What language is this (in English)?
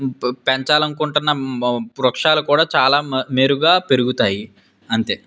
Telugu